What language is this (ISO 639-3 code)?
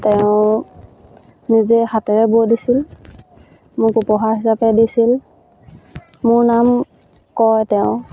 asm